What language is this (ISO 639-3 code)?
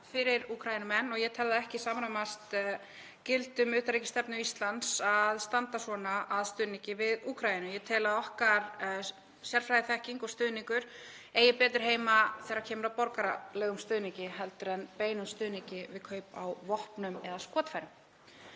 isl